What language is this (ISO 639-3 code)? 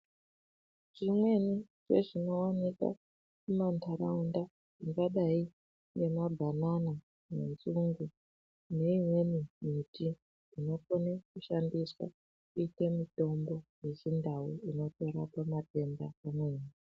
ndc